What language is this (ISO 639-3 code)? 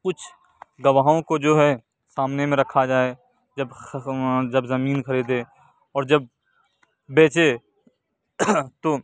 urd